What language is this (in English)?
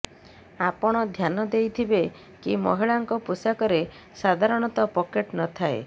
Odia